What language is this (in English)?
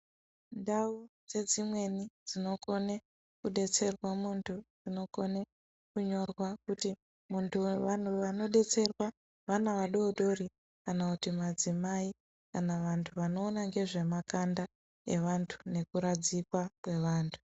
Ndau